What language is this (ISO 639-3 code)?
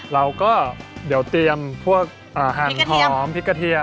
tha